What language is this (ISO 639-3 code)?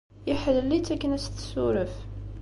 kab